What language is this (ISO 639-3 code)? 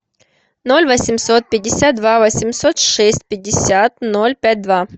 rus